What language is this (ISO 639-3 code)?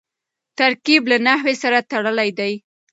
pus